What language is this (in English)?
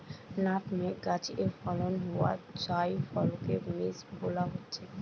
Bangla